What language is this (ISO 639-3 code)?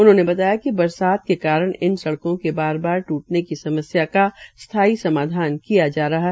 hin